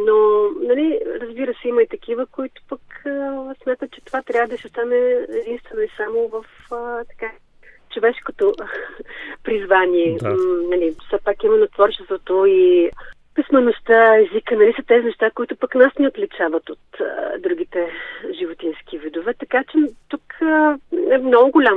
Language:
Bulgarian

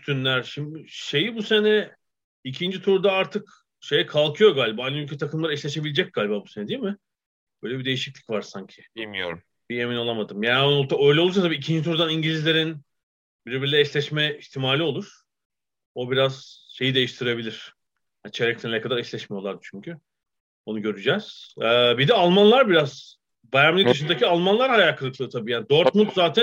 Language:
Turkish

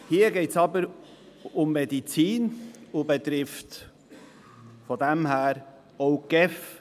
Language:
Swiss German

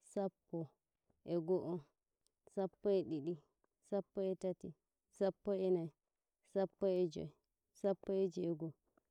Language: Nigerian Fulfulde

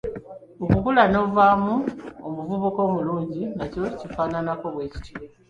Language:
Ganda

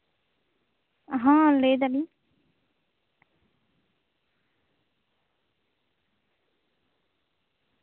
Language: Santali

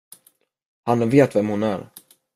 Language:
Swedish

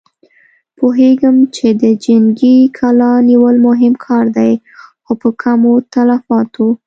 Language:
Pashto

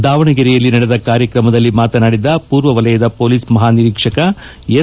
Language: Kannada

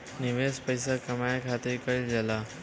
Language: Bhojpuri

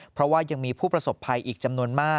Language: Thai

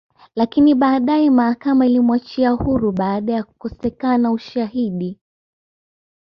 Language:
Swahili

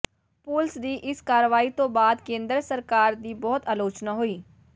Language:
Punjabi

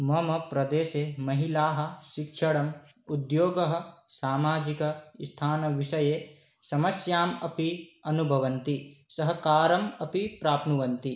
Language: Sanskrit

